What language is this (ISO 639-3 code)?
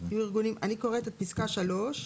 heb